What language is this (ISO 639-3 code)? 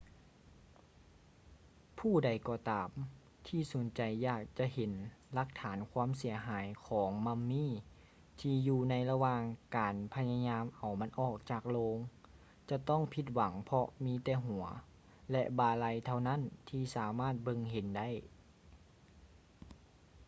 lao